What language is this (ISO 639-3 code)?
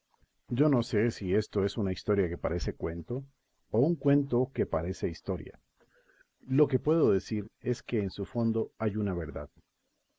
spa